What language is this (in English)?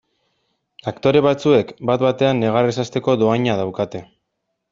Basque